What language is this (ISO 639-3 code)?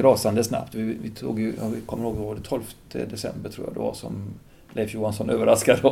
swe